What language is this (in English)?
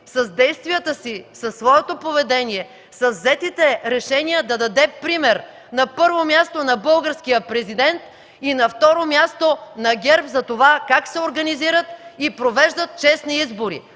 Bulgarian